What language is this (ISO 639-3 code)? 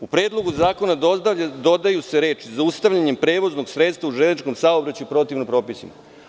srp